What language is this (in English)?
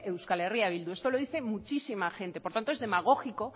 Spanish